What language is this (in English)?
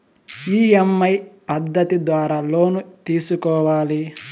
Telugu